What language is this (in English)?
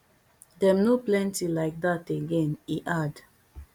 Nigerian Pidgin